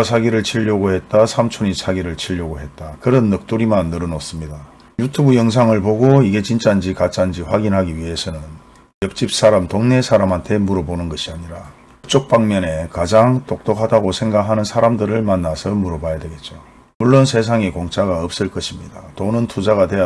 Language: Korean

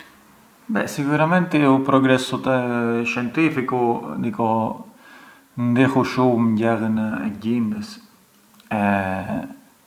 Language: Arbëreshë Albanian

